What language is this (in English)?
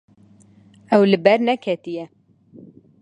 Kurdish